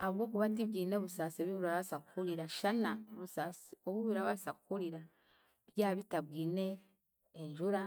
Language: Chiga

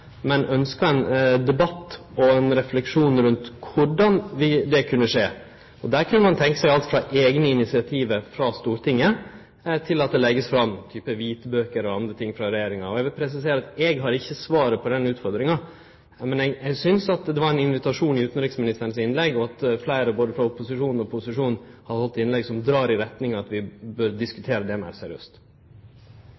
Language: Norwegian Nynorsk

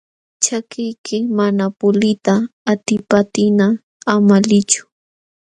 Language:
Jauja Wanca Quechua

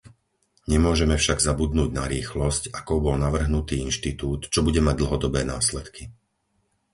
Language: Slovak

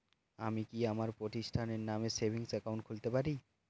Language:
Bangla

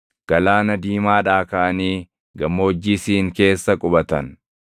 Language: Oromo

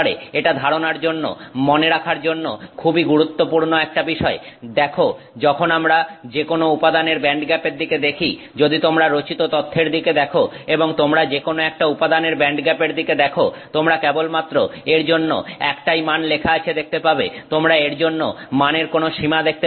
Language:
Bangla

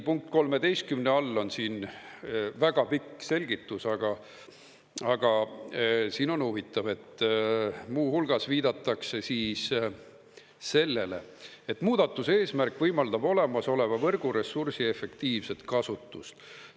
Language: Estonian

